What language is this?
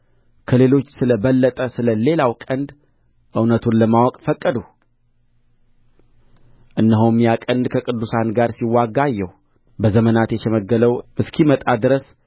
Amharic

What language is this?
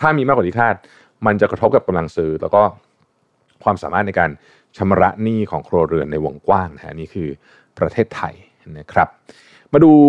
Thai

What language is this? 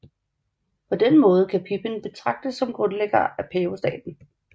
Danish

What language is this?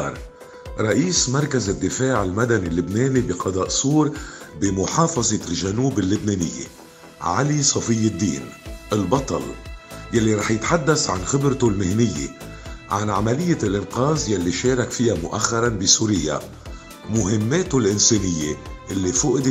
Arabic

